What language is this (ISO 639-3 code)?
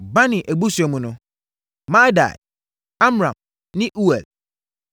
aka